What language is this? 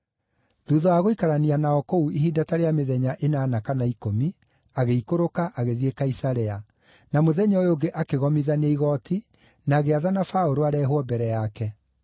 Kikuyu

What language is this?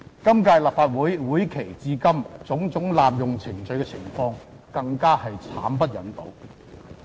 Cantonese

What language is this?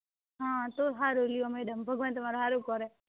Gujarati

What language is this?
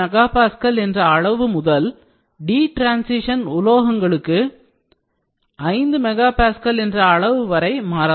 Tamil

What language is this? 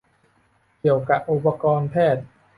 Thai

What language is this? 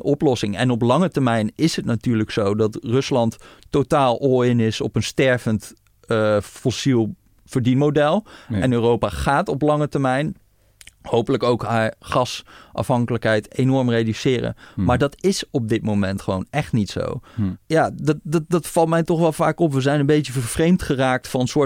Dutch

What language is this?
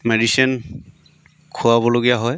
Assamese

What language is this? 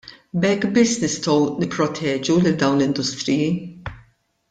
Maltese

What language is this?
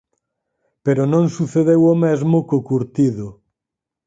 Galician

